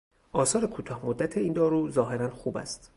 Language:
Persian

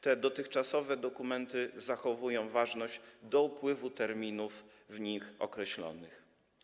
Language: Polish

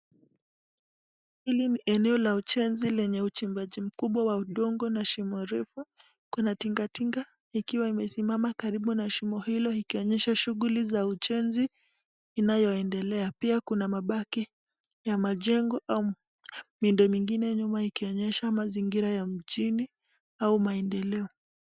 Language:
Swahili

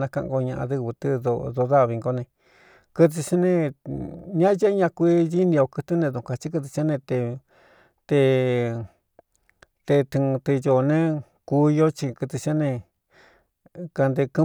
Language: Cuyamecalco Mixtec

